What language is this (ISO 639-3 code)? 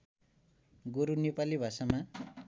nep